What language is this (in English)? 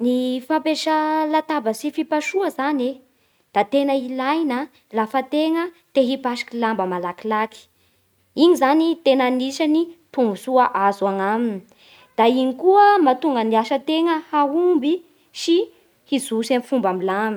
Bara Malagasy